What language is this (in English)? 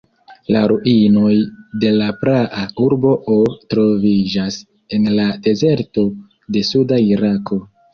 Esperanto